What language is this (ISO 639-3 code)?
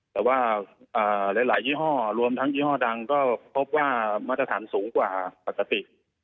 tha